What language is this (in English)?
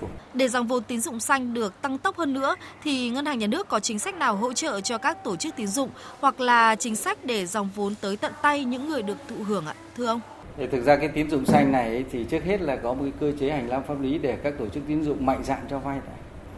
Vietnamese